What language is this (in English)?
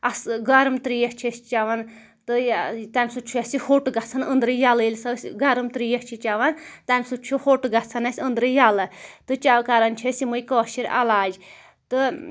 Kashmiri